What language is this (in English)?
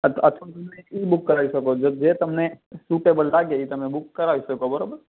Gujarati